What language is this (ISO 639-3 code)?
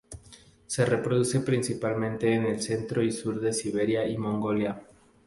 spa